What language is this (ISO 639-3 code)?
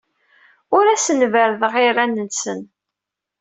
kab